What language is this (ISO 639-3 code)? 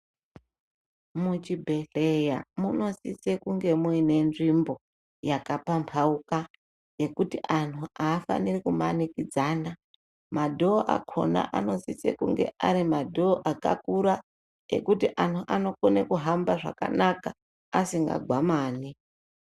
ndc